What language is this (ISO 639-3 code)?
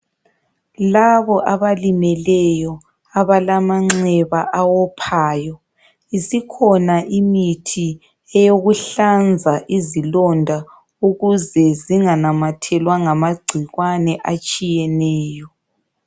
nde